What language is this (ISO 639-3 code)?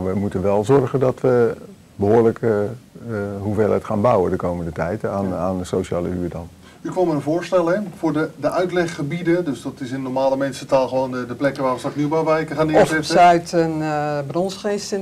nld